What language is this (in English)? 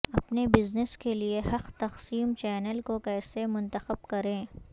Urdu